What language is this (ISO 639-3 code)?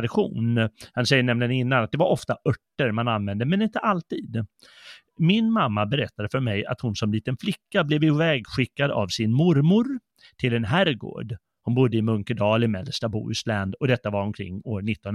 swe